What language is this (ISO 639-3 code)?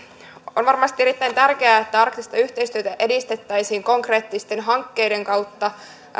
fin